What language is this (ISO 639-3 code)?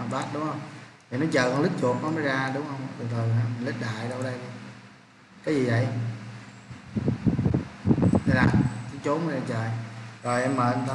vie